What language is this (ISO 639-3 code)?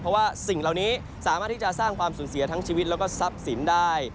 tha